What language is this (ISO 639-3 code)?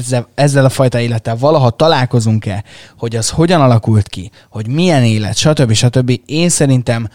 hun